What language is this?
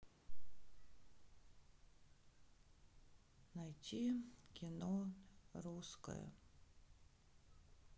Russian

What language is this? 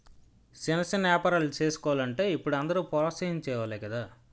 Telugu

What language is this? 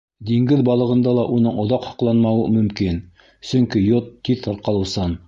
Bashkir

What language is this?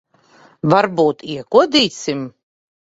Latvian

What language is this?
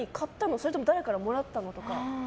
Japanese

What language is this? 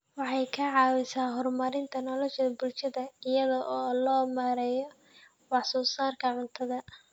Somali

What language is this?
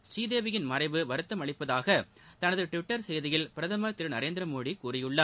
Tamil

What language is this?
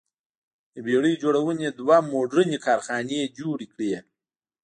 Pashto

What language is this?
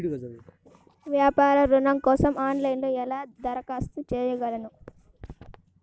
Telugu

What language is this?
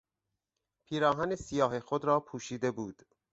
Persian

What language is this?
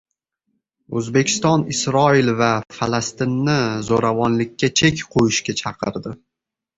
Uzbek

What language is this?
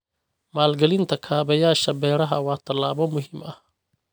Somali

